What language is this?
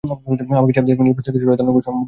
Bangla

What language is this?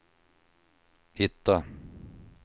Swedish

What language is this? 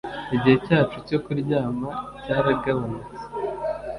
Kinyarwanda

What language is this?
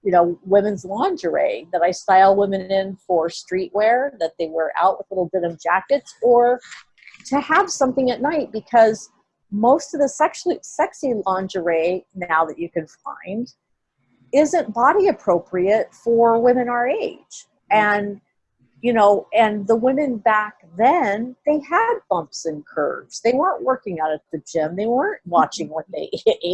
English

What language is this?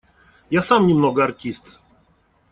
Russian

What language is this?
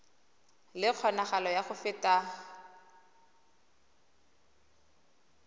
Tswana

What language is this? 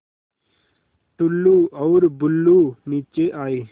Hindi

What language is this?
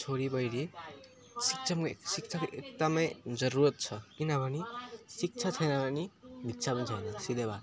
Nepali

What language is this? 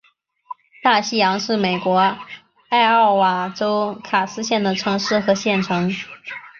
Chinese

